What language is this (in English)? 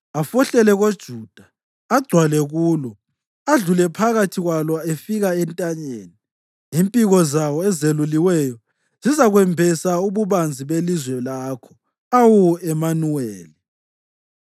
North Ndebele